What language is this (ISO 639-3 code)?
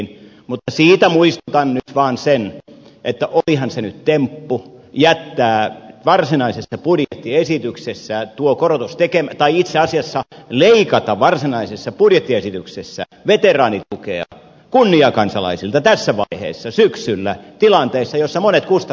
fin